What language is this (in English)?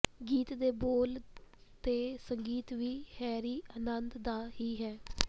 Punjabi